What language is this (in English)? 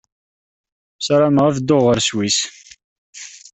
Kabyle